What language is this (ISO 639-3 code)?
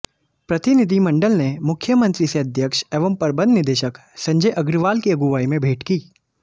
hin